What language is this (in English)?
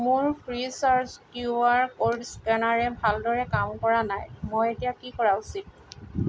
Assamese